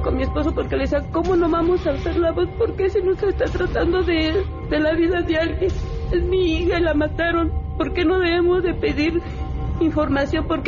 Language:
Spanish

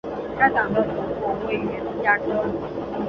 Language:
Chinese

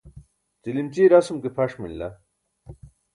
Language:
Burushaski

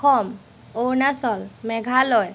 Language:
Assamese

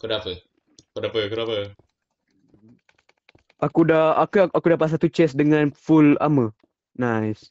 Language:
Malay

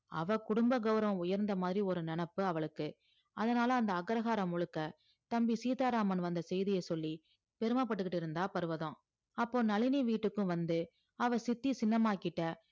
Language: Tamil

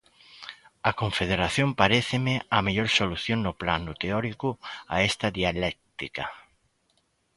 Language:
Galician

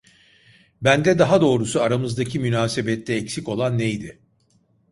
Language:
Turkish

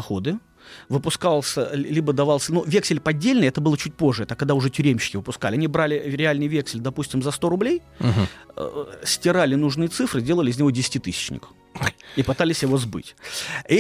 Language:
Russian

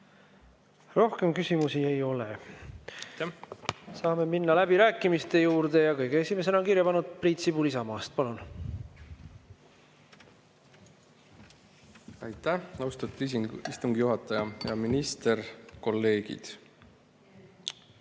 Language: Estonian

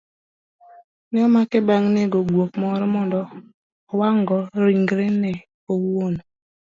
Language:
Luo (Kenya and Tanzania)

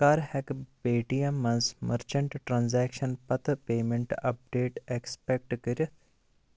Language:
Kashmiri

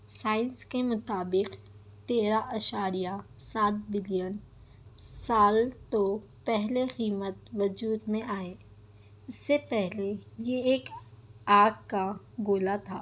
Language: Urdu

